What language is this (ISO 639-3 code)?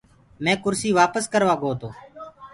ggg